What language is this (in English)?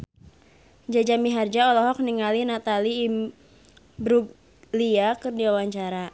Sundanese